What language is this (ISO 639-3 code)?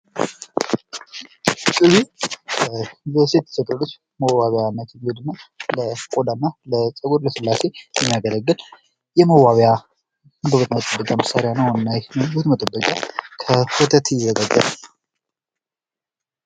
amh